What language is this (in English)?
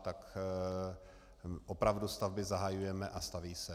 Czech